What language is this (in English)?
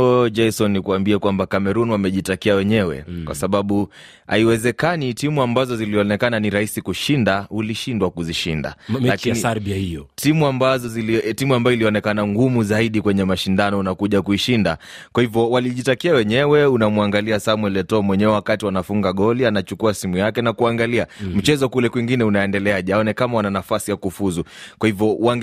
Swahili